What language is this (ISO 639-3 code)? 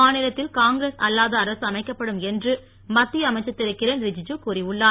tam